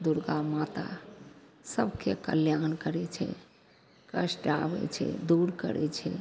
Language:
Maithili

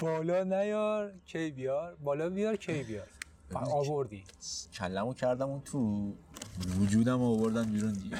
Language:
Persian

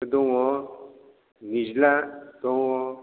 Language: Bodo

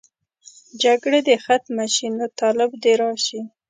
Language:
Pashto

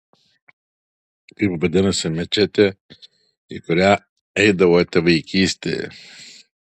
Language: Lithuanian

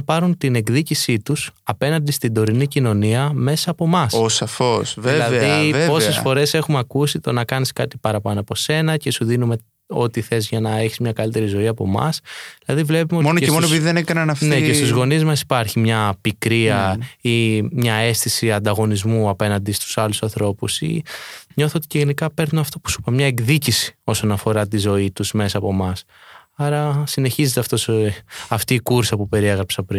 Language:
Greek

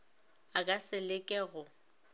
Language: Northern Sotho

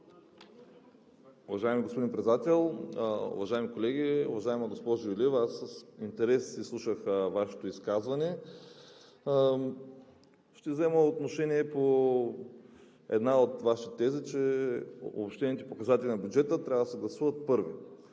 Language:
Bulgarian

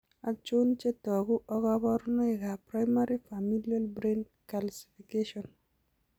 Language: Kalenjin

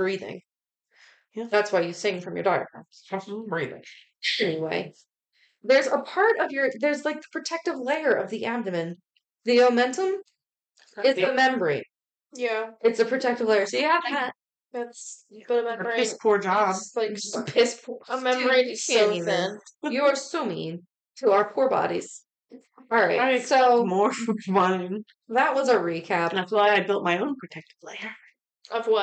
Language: English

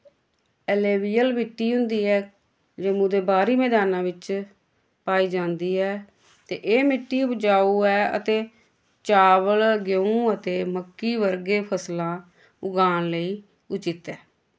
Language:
Dogri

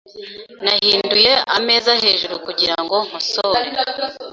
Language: Kinyarwanda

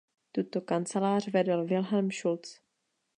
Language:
Czech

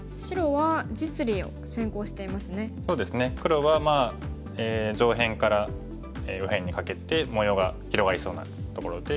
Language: Japanese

